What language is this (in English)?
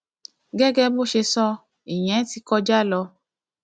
Yoruba